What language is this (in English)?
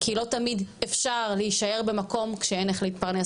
Hebrew